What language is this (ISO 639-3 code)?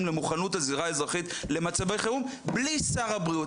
heb